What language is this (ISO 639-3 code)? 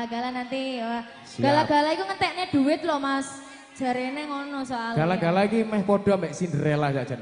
ind